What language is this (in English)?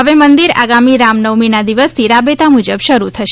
Gujarati